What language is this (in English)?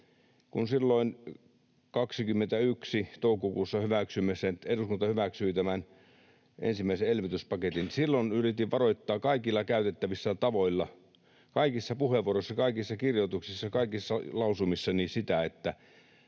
Finnish